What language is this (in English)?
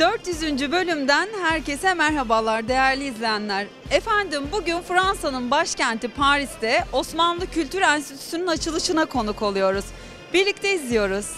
Turkish